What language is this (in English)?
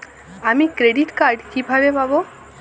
Bangla